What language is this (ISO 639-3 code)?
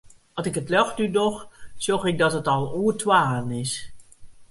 fry